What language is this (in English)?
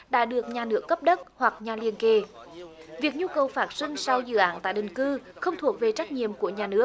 Vietnamese